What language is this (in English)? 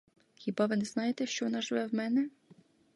Ukrainian